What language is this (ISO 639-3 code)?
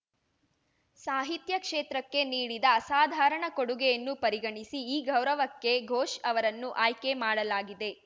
kan